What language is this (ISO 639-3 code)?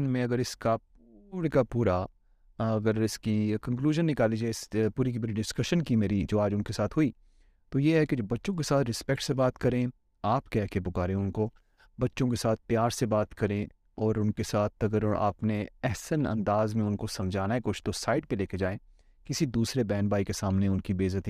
urd